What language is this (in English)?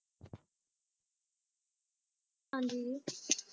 Punjabi